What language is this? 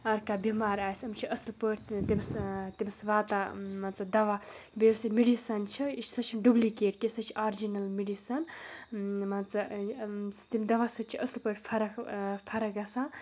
Kashmiri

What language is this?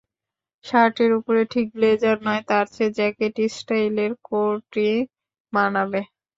Bangla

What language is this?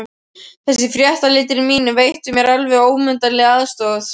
Icelandic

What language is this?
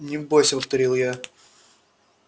Russian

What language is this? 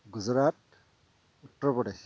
Assamese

